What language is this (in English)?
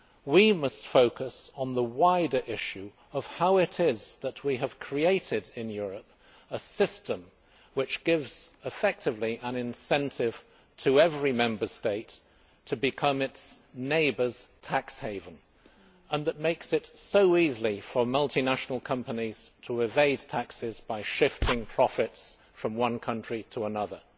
English